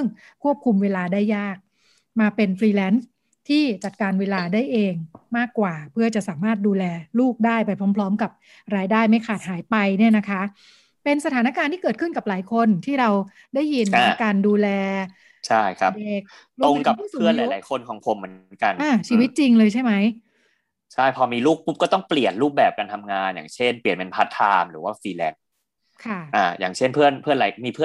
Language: Thai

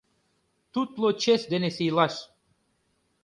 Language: Mari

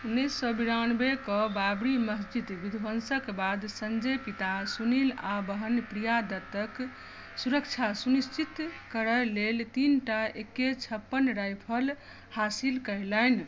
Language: Maithili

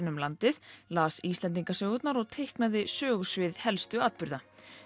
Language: Icelandic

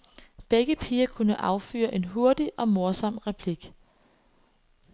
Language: Danish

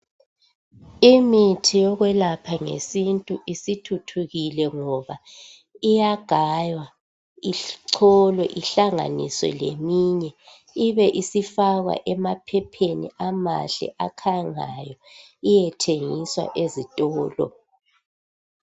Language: North Ndebele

